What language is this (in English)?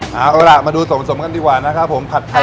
Thai